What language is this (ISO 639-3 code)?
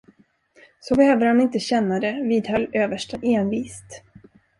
swe